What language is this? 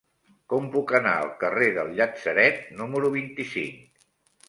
Catalan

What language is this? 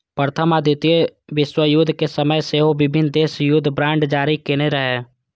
Maithili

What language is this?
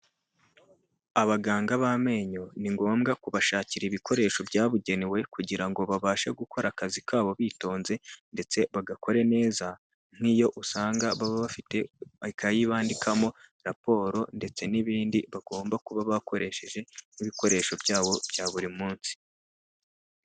Kinyarwanda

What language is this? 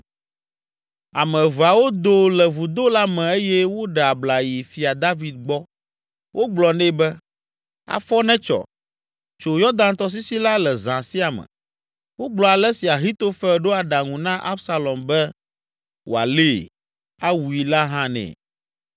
Ewe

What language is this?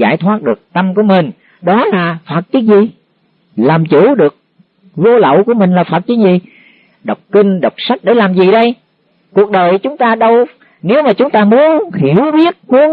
Vietnamese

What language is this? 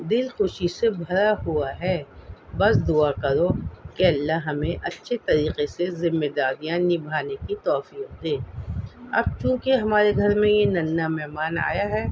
Urdu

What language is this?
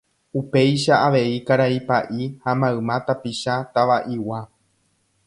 Guarani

